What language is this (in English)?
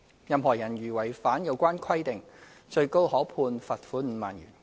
Cantonese